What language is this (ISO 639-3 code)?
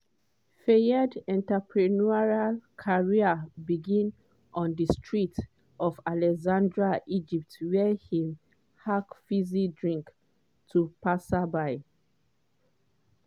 pcm